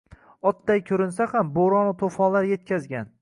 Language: Uzbek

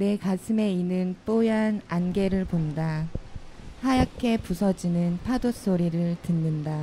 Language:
Korean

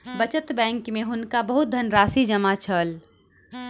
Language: Maithili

